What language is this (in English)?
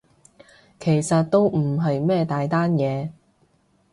Cantonese